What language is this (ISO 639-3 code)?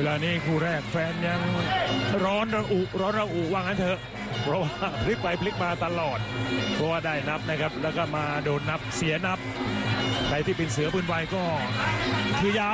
tha